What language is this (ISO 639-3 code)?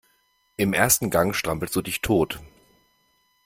deu